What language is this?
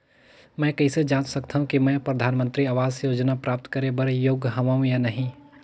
Chhattisgarhi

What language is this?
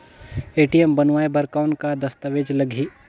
Chhattisgarhi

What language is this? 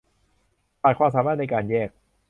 Thai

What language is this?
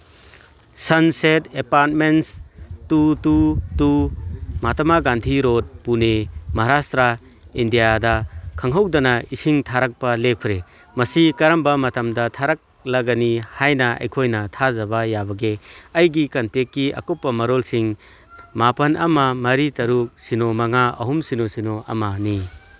Manipuri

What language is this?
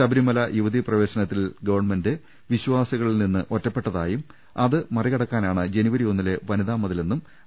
Malayalam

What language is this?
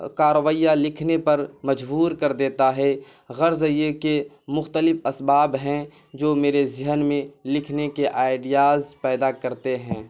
Urdu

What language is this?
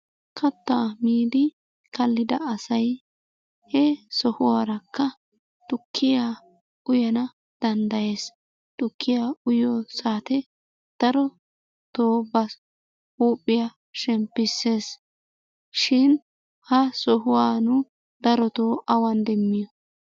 Wolaytta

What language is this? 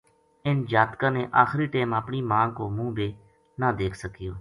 Gujari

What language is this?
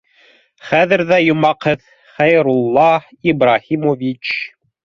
Bashkir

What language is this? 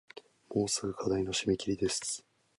Japanese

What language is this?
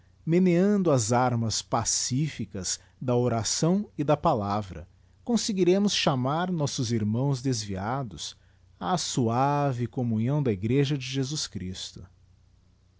Portuguese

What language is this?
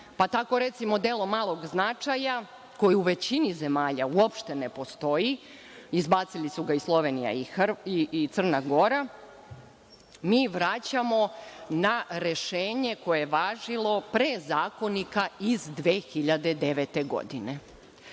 Serbian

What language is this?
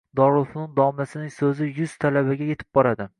Uzbek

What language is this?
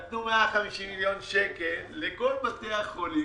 Hebrew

